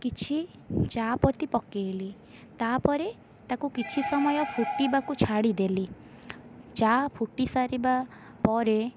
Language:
Odia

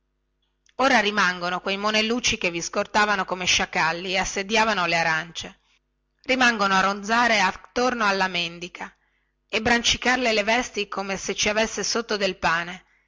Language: Italian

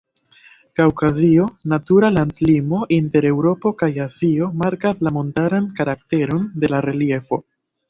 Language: Esperanto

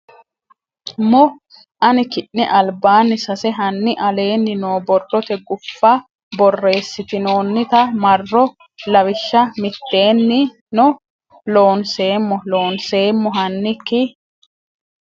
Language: Sidamo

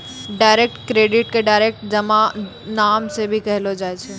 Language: Maithili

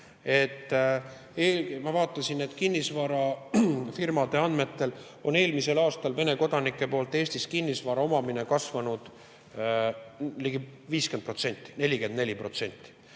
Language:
Estonian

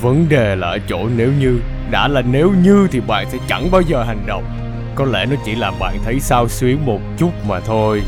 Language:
Vietnamese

